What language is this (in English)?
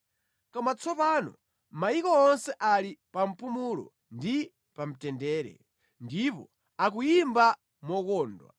Nyanja